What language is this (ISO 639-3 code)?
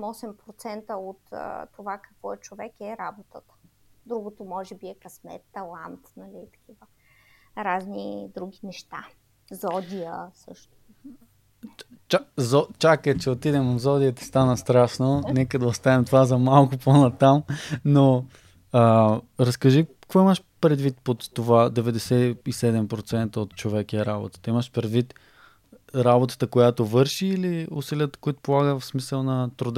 bul